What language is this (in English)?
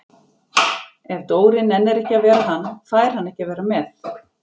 Icelandic